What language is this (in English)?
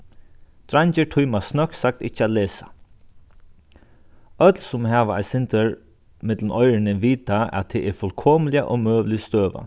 Faroese